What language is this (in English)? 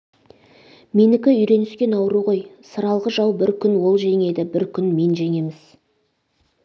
Kazakh